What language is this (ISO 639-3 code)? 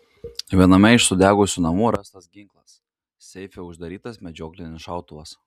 lit